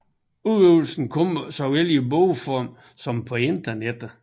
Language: Danish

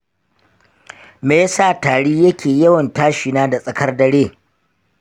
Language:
Hausa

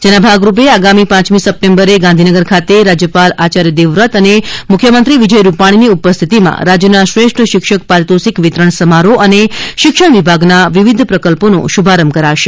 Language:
Gujarati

